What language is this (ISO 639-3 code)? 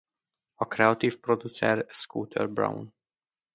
hun